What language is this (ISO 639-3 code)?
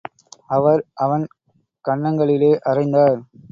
tam